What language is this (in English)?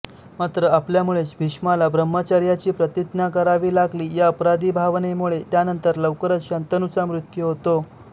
Marathi